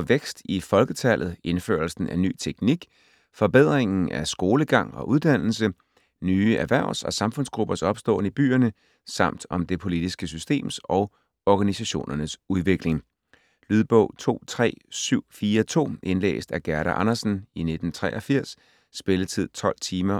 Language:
Danish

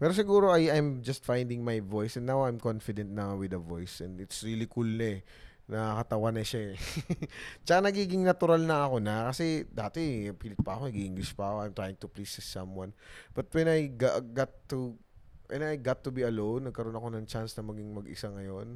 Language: Filipino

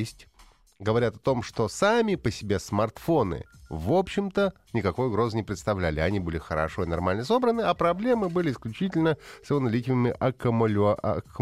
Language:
Russian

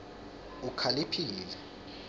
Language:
Swati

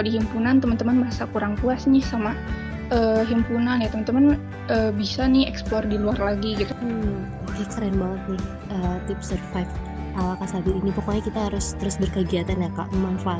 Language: Indonesian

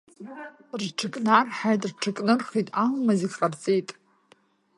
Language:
Abkhazian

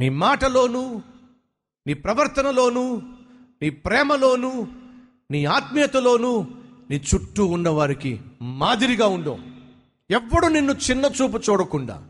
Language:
Telugu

